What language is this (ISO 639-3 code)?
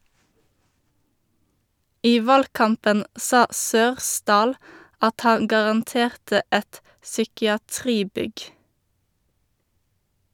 nor